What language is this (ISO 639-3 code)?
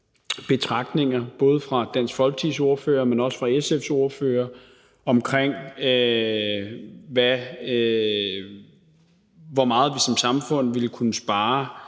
dan